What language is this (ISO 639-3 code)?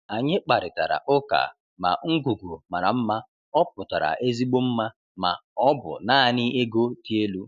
ibo